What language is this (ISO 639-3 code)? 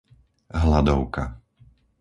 slk